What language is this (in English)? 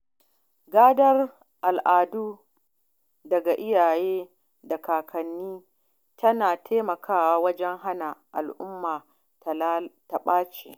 Hausa